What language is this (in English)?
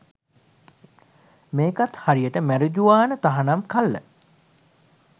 Sinhala